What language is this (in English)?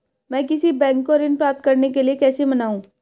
Hindi